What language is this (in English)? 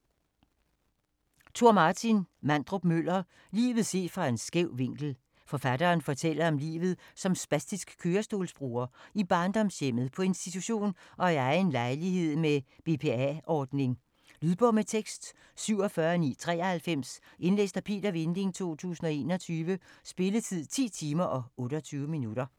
Danish